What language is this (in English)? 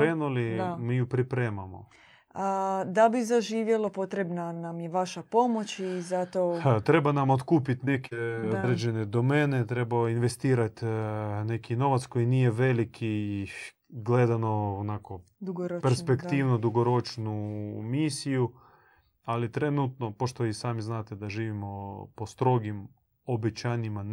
Croatian